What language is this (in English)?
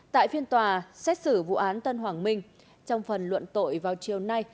Vietnamese